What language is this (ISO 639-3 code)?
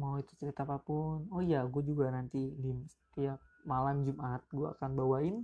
ind